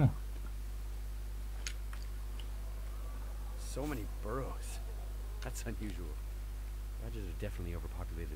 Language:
Romanian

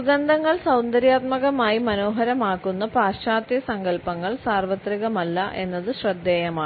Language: Malayalam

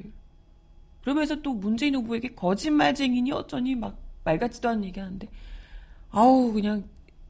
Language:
Korean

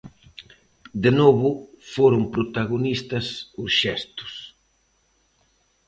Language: Galician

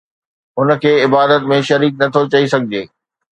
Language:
Sindhi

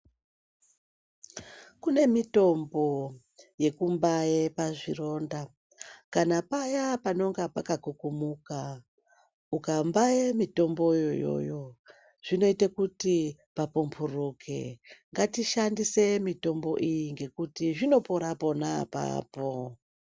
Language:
Ndau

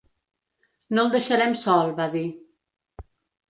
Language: Catalan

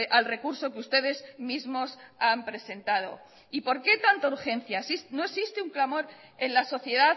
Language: Spanish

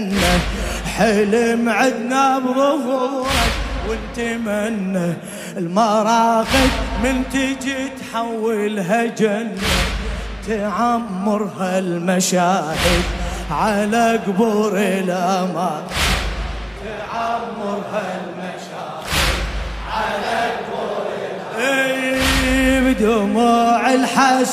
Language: Arabic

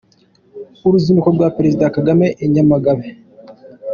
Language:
Kinyarwanda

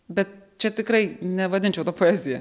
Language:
Lithuanian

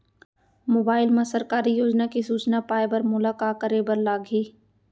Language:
Chhattisgarhi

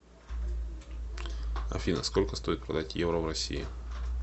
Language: Russian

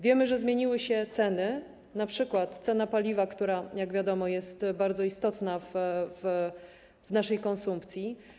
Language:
Polish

